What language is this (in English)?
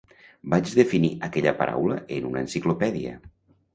Catalan